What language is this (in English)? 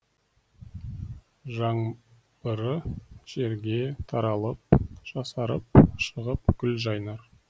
Kazakh